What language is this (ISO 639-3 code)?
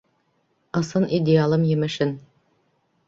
bak